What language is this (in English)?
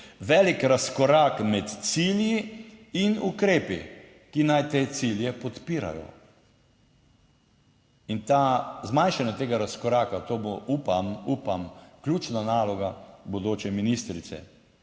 Slovenian